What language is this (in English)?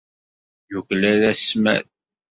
Kabyle